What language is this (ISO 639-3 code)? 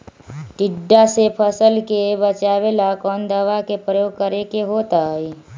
mag